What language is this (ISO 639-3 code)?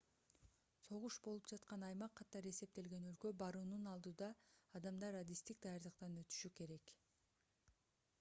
kir